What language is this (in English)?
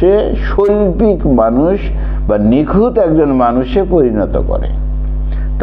Bangla